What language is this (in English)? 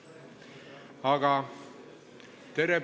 Estonian